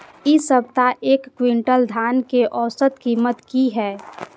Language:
Maithili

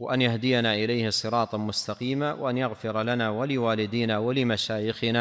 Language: Arabic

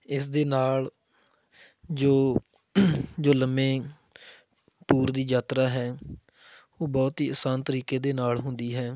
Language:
Punjabi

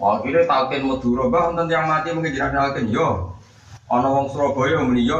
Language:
Indonesian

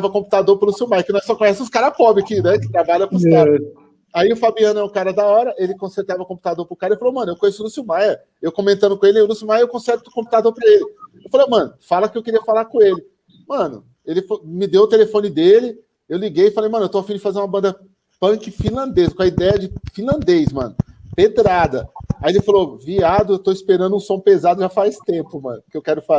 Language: Portuguese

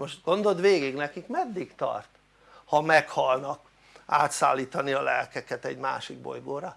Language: Hungarian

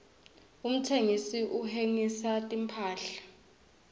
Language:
Swati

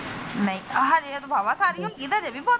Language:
Punjabi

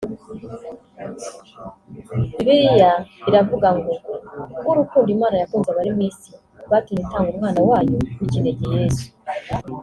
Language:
Kinyarwanda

